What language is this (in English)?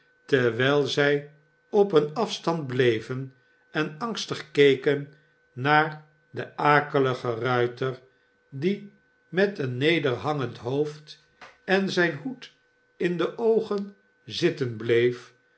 Dutch